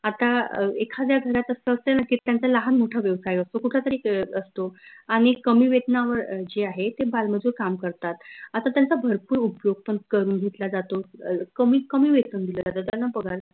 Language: Marathi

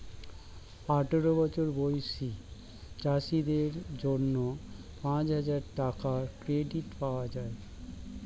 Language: Bangla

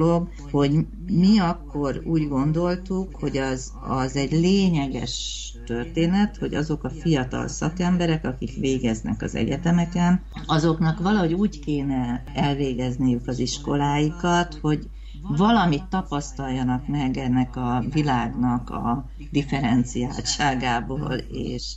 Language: Hungarian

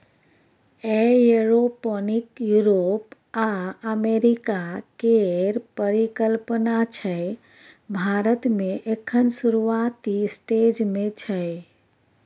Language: Maithili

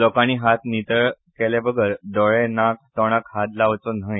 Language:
Konkani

